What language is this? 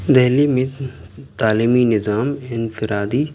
Urdu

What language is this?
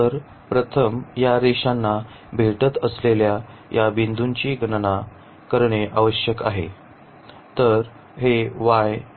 Marathi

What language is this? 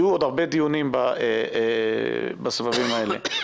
Hebrew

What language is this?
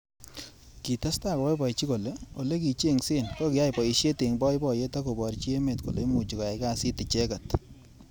Kalenjin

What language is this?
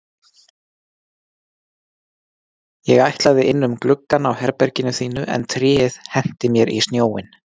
Icelandic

